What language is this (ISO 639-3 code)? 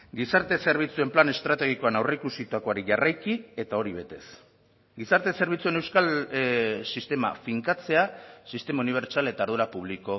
eus